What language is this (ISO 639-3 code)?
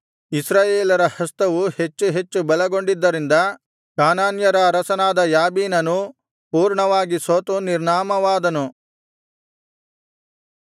kan